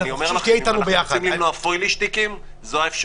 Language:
Hebrew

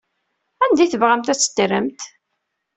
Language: Kabyle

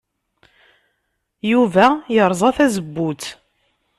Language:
Kabyle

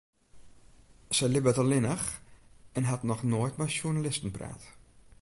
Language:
Western Frisian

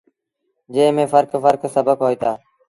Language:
Sindhi Bhil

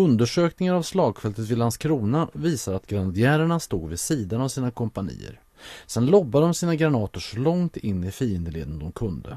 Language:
Swedish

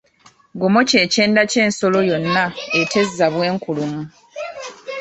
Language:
Ganda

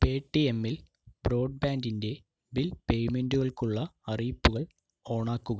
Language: Malayalam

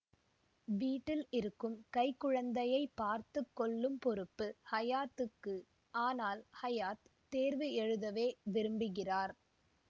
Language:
Tamil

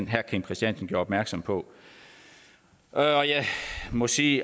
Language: Danish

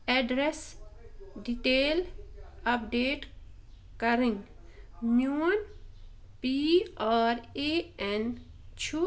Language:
Kashmiri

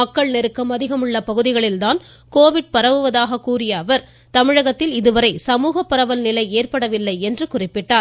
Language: Tamil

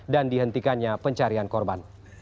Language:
Indonesian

